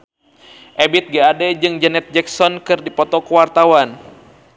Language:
Sundanese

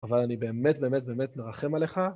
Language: Hebrew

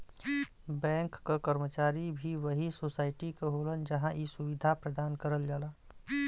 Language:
Bhojpuri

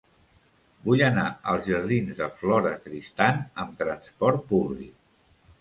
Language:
Catalan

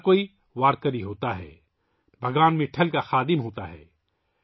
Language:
Urdu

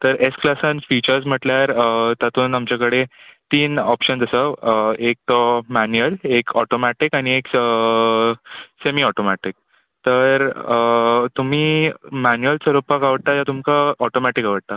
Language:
Konkani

